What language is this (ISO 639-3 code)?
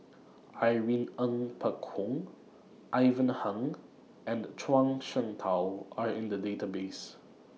eng